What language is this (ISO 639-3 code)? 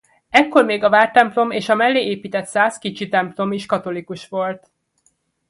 hun